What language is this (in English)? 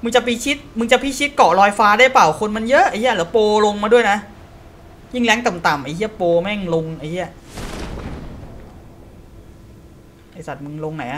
Thai